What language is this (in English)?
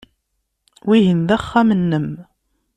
Kabyle